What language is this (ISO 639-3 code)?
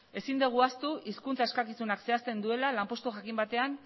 eus